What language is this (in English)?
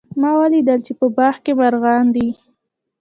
Pashto